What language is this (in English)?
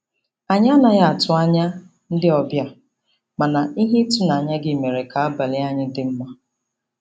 Igbo